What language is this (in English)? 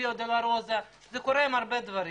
Hebrew